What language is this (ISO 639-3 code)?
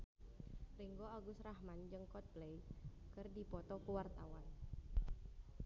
sun